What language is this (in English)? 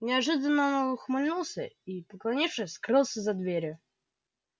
Russian